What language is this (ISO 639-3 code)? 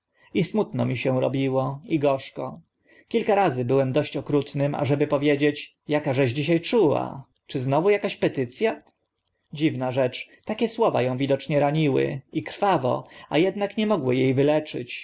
pol